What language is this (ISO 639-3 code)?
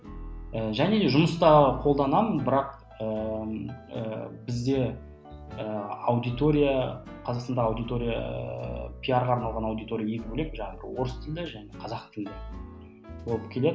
kaz